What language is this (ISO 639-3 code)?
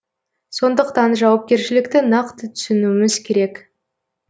kaz